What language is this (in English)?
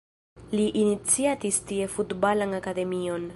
Esperanto